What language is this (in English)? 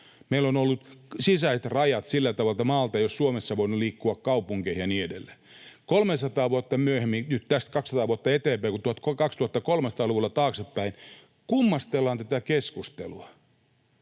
Finnish